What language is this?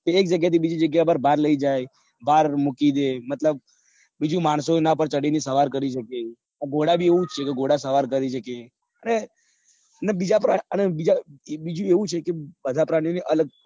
Gujarati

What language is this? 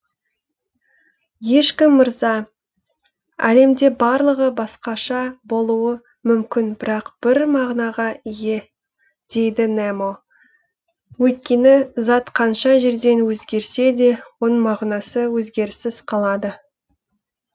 Kazakh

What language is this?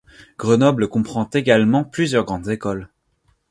French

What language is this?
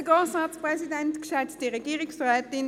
Swiss German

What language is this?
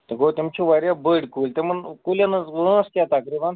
Kashmiri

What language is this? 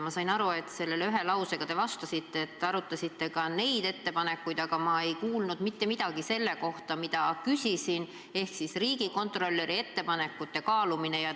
Estonian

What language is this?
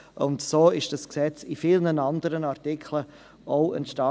Swiss German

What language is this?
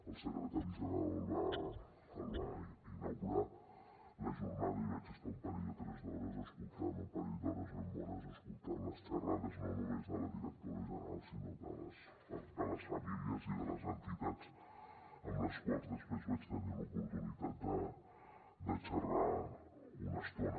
Catalan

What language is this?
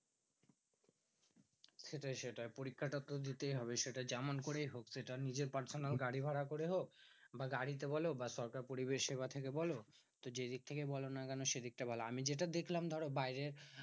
Bangla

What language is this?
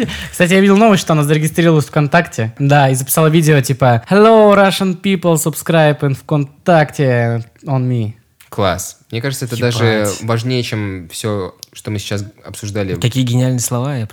Russian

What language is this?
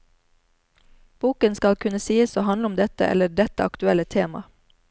Norwegian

